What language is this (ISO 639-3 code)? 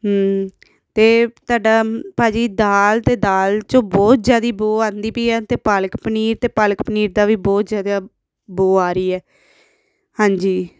pan